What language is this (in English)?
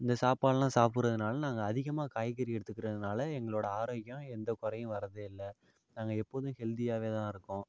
Tamil